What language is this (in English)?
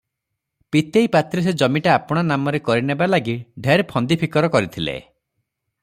Odia